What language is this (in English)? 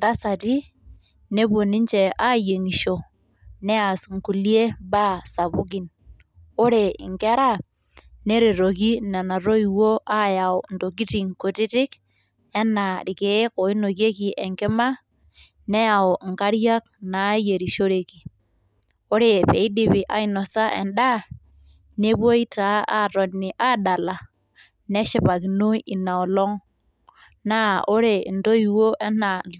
Masai